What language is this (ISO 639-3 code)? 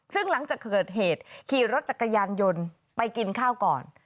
tha